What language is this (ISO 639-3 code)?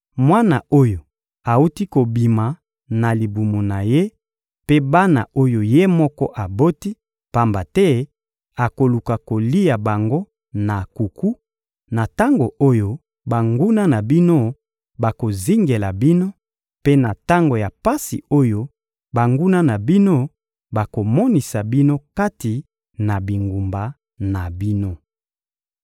lin